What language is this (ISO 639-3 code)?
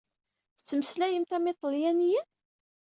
kab